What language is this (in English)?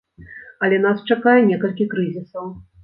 Belarusian